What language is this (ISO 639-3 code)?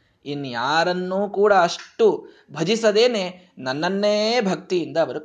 kan